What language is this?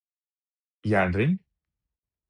Norwegian Bokmål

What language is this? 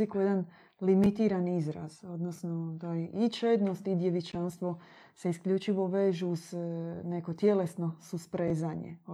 Croatian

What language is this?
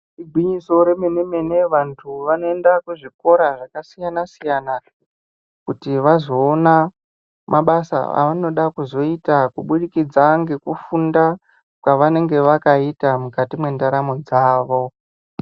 Ndau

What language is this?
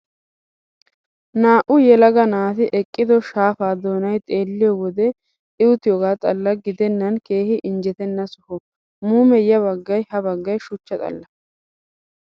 Wolaytta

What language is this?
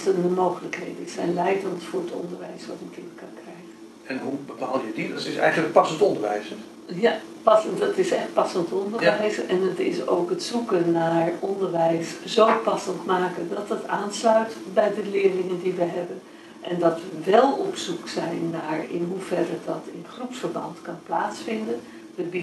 Dutch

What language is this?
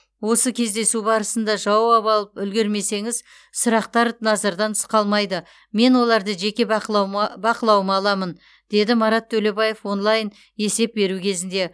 Kazakh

